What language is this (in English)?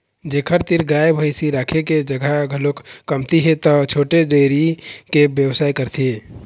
Chhattisgarhi